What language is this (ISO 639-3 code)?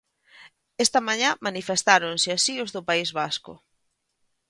glg